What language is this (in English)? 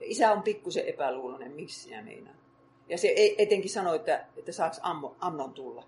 Finnish